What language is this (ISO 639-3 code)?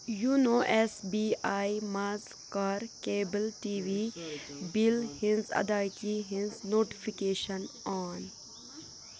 kas